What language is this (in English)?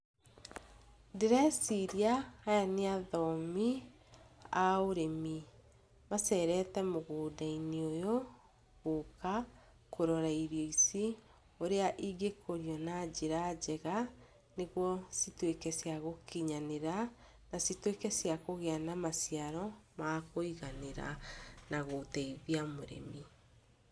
Kikuyu